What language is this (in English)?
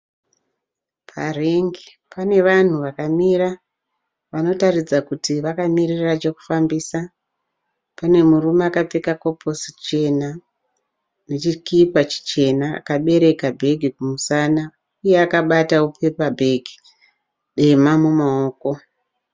Shona